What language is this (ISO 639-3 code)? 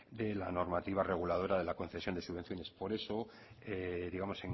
spa